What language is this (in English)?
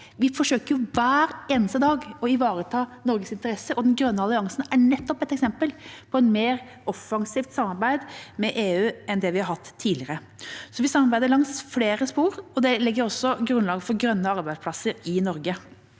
Norwegian